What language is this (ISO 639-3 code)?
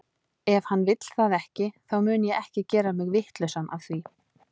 isl